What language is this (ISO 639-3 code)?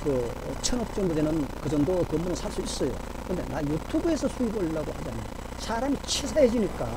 kor